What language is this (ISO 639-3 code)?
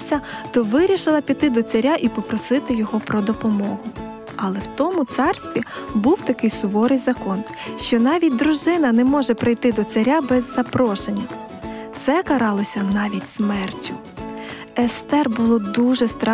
ukr